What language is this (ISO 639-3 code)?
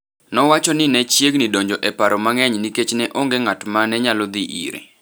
luo